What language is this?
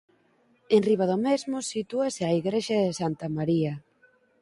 Galician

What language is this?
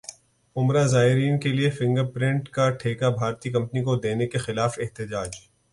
Urdu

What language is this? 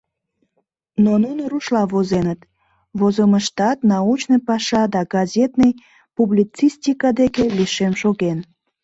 Mari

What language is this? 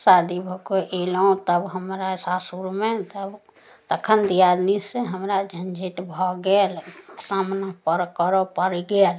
Maithili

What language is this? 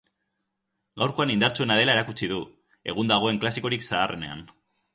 Basque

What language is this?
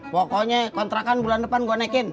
Indonesian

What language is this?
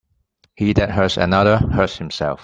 English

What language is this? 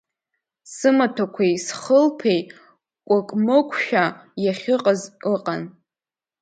Abkhazian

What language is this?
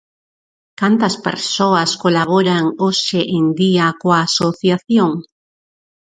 Galician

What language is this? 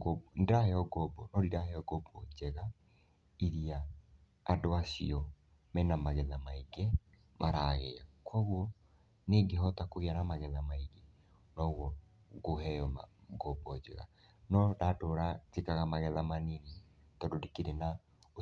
Kikuyu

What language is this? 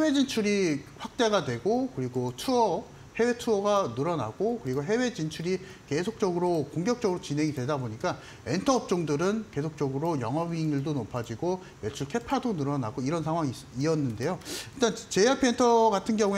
Korean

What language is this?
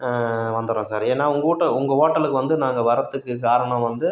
Tamil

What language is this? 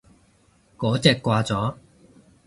Cantonese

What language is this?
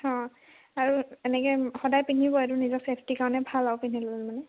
Assamese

